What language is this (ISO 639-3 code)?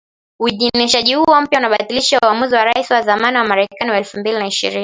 swa